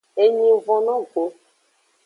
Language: Aja (Benin)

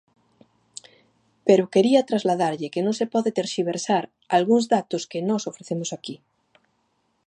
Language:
Galician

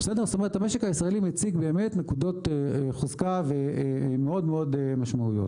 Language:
Hebrew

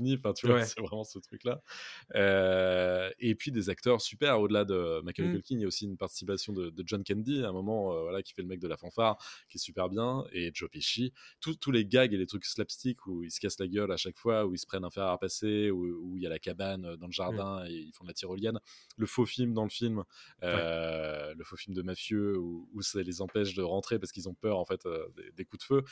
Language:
French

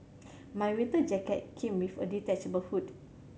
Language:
English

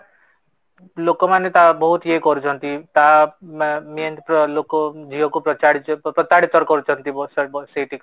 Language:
Odia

